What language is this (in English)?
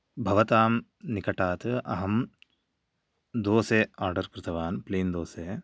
Sanskrit